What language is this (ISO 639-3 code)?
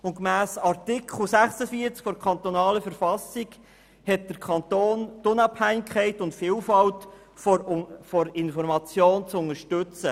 gsw